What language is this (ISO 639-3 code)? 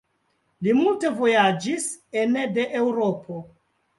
epo